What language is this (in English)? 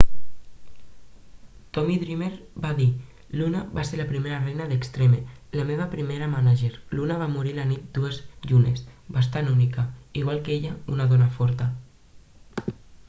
Catalan